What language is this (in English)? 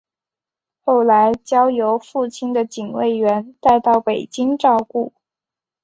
Chinese